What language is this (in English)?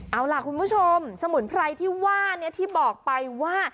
Thai